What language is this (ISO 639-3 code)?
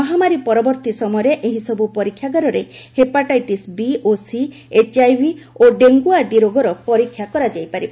ori